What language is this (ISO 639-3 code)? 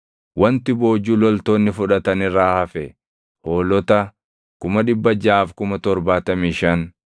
orm